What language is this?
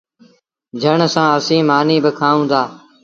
Sindhi Bhil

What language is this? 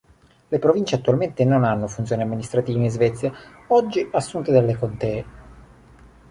Italian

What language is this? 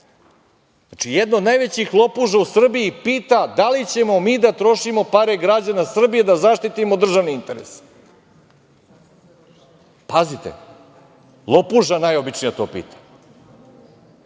Serbian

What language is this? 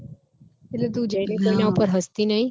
Gujarati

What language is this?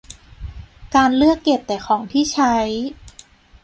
Thai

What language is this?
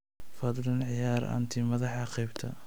Somali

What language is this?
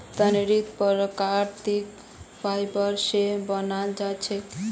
Magahi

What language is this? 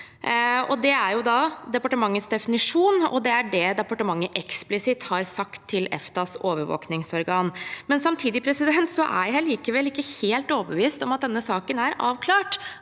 Norwegian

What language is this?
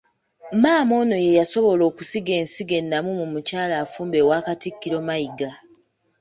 Ganda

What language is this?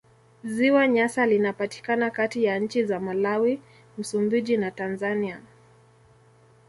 Swahili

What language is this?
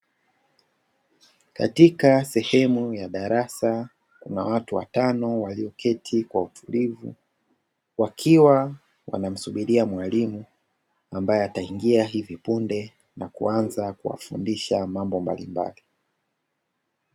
Swahili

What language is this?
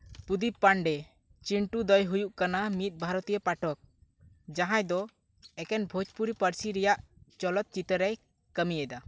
Santali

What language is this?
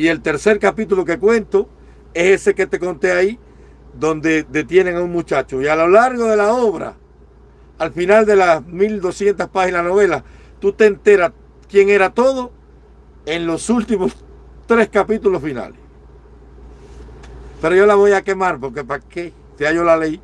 Spanish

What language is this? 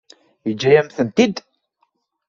Kabyle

